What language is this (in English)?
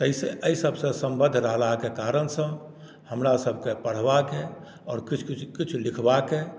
Maithili